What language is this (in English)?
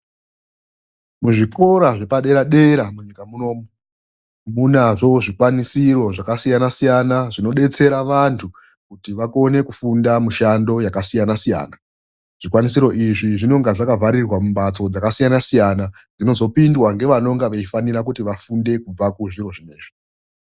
Ndau